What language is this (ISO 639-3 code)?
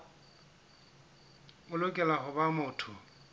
sot